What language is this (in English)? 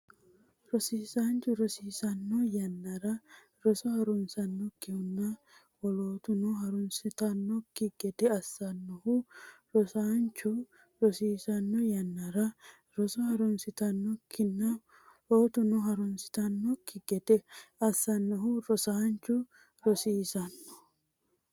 Sidamo